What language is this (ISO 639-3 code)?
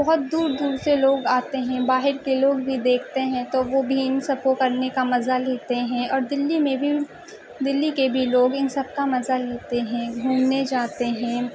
urd